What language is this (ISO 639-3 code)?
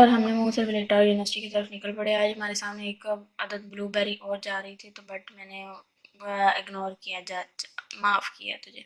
urd